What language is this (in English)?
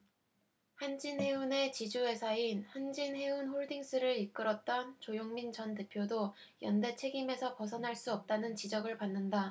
Korean